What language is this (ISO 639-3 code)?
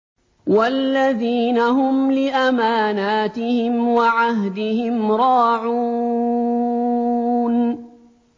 ara